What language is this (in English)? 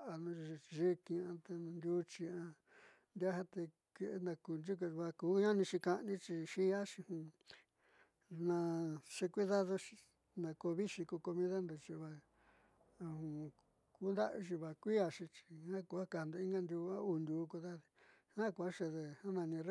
Southeastern Nochixtlán Mixtec